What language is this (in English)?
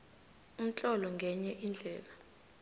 South Ndebele